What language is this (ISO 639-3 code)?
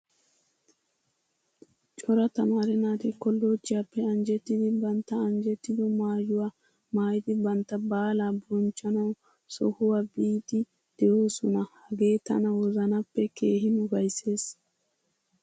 wal